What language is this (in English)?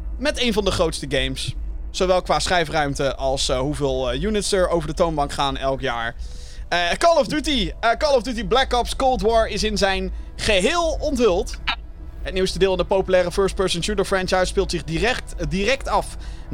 Dutch